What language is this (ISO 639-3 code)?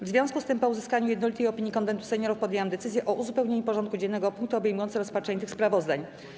pol